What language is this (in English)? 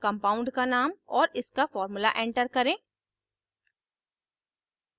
Hindi